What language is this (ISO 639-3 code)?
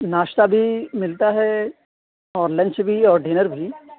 urd